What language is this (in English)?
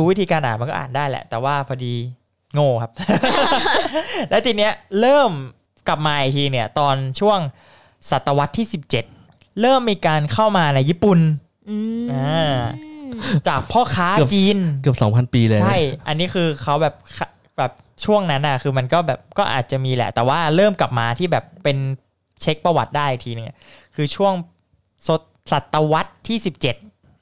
Thai